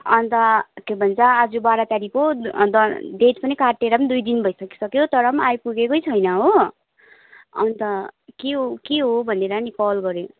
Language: Nepali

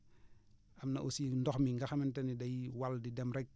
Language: Wolof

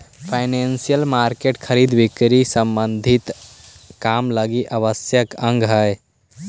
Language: Magahi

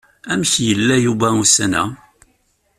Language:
Kabyle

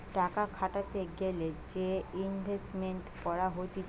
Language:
Bangla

